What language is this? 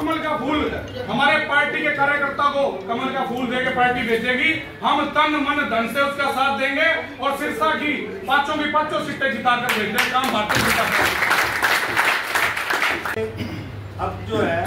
Hindi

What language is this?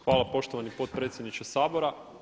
Croatian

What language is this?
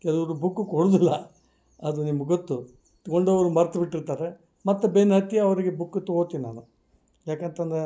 Kannada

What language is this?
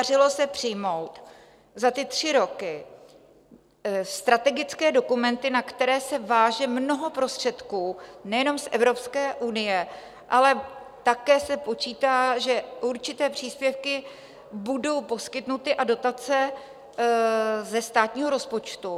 Czech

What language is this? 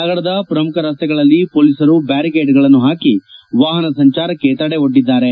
Kannada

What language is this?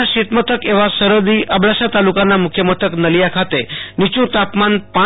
Gujarati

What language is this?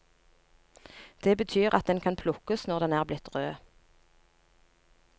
Norwegian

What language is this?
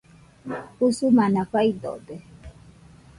Nüpode Huitoto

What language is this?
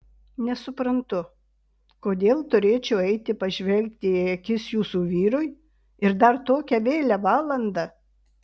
Lithuanian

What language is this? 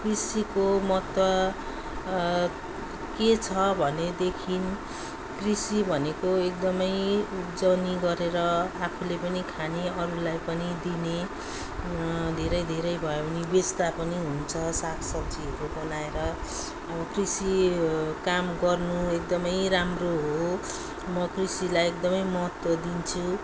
Nepali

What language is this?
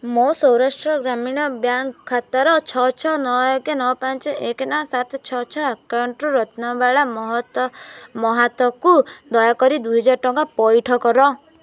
Odia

